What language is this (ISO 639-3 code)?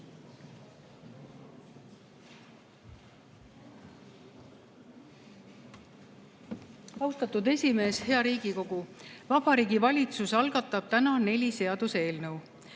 est